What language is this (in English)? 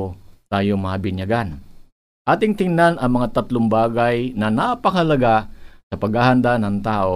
Filipino